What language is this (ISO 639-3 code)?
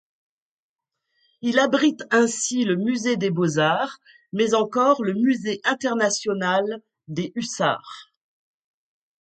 fra